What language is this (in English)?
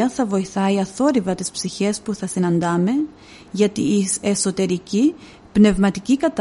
Greek